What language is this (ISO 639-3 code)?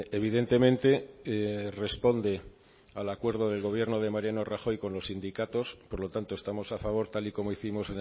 spa